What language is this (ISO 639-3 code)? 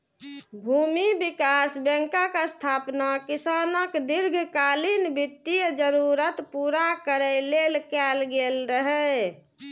mai